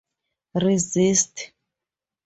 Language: English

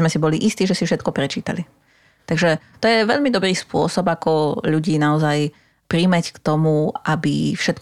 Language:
Slovak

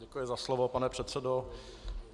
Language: Czech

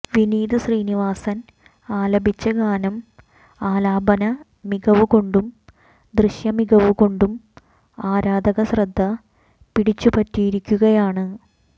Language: Malayalam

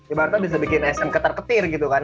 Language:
Indonesian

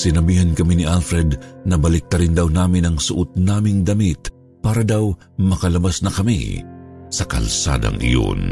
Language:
Filipino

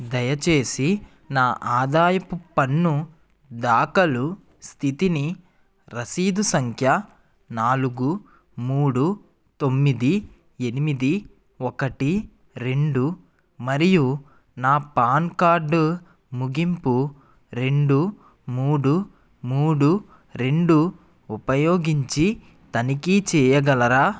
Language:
Telugu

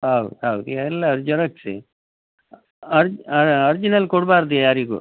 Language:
Kannada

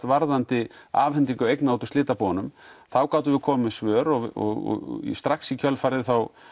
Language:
Icelandic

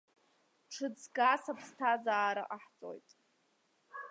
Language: Abkhazian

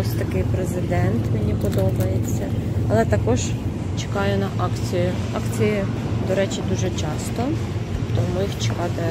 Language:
Ukrainian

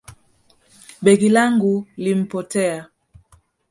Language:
Swahili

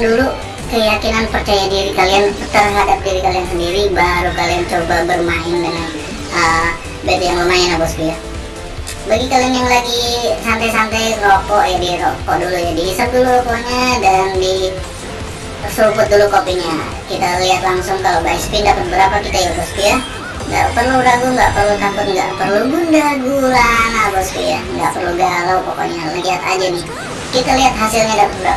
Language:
Indonesian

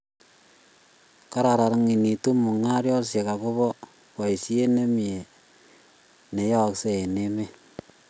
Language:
Kalenjin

